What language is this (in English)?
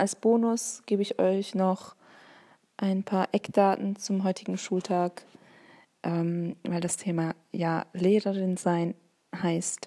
German